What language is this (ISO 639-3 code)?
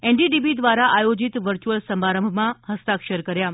guj